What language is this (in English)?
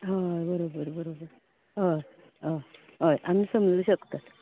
Konkani